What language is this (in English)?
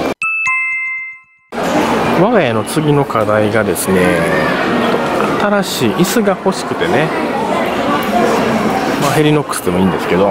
Japanese